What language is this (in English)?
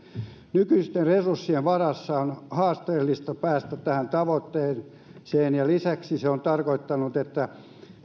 Finnish